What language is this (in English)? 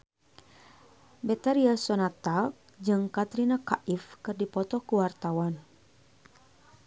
Sundanese